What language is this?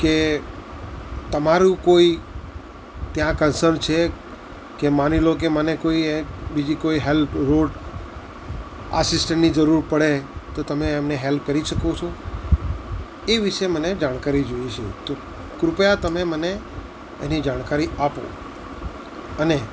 Gujarati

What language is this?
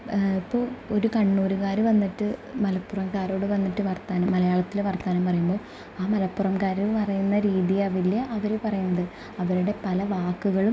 Malayalam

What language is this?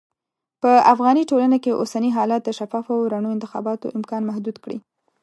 Pashto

